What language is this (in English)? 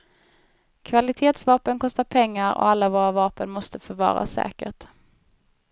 Swedish